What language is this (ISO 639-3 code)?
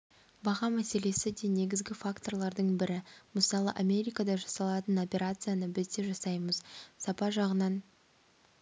kaz